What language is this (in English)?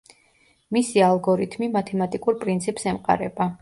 Georgian